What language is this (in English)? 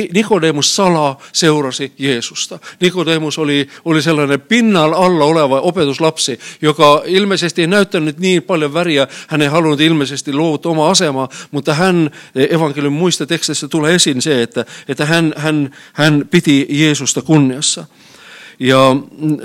Finnish